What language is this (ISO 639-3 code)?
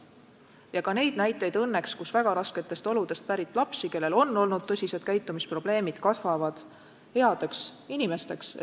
est